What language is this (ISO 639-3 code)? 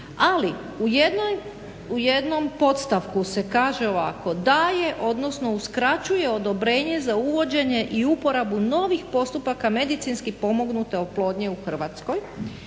hrv